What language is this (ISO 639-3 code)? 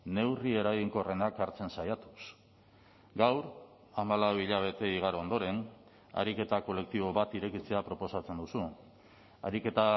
eus